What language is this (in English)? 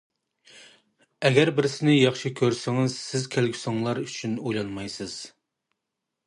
Uyghur